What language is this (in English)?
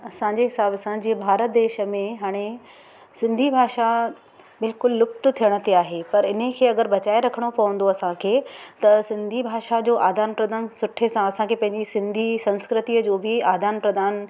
Sindhi